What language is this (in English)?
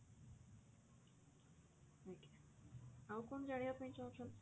Odia